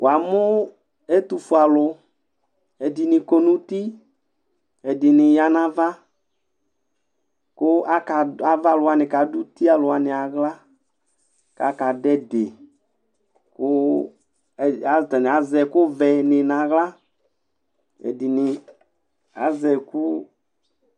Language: Ikposo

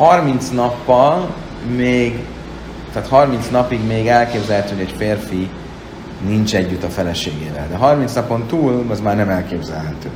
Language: Hungarian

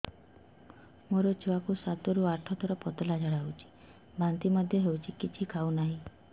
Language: Odia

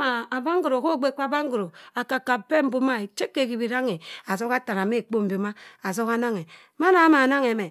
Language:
Cross River Mbembe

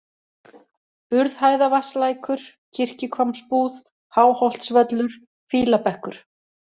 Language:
Icelandic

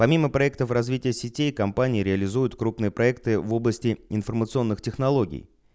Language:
Russian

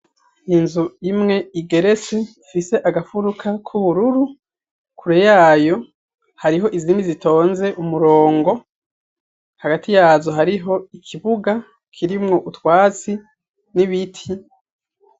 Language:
Rundi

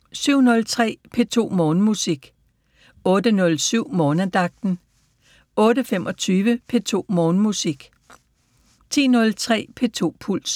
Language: Danish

